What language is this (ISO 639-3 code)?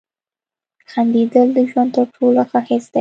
pus